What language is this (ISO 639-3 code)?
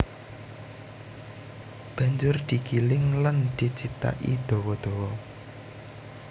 jav